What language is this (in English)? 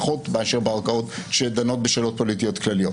Hebrew